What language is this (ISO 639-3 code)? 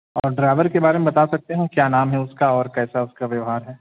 urd